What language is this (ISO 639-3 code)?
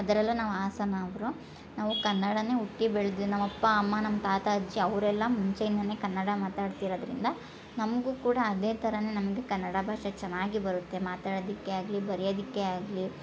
kan